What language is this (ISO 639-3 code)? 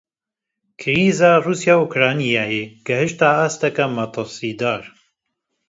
kur